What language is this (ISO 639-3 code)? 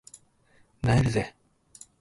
jpn